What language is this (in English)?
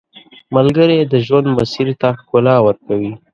Pashto